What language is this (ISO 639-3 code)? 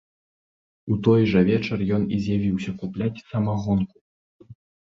bel